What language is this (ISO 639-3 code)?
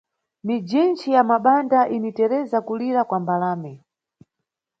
nyu